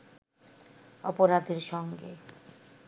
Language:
Bangla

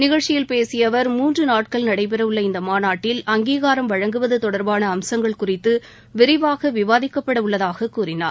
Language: Tamil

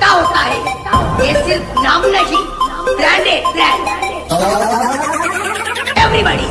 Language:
Bangla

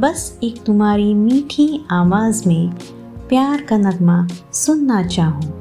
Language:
Hindi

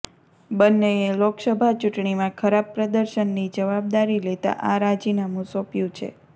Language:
Gujarati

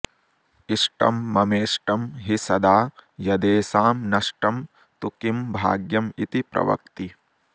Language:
Sanskrit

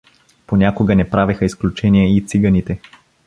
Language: Bulgarian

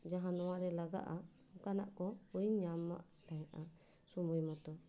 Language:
Santali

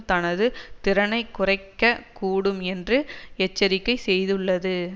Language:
Tamil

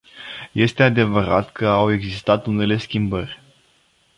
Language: Romanian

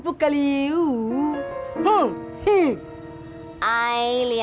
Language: Indonesian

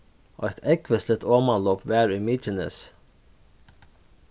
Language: Faroese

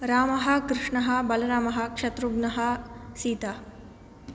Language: Sanskrit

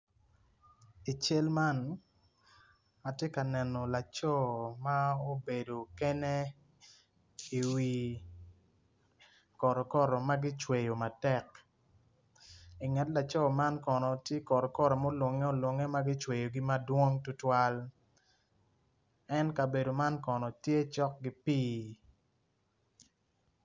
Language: Acoli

